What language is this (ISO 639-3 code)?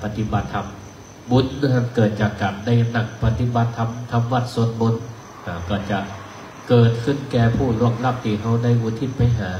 tha